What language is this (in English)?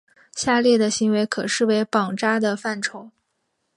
Chinese